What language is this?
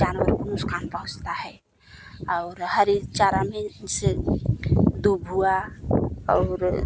Hindi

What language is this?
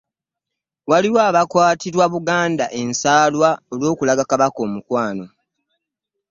Ganda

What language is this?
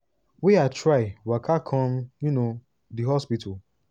Nigerian Pidgin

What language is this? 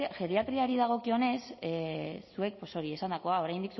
Basque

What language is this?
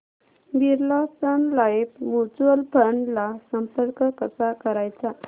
Marathi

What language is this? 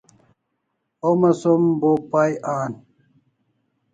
Kalasha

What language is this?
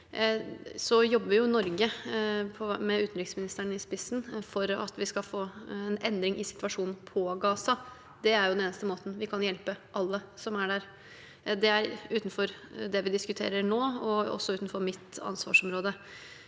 Norwegian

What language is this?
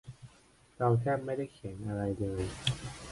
Thai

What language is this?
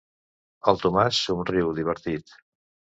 Catalan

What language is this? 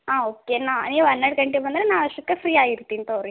Kannada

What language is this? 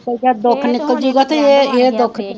Punjabi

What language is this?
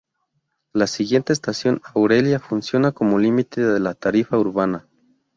Spanish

